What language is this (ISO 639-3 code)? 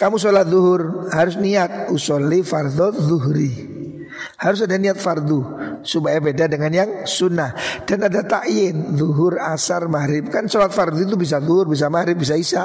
ind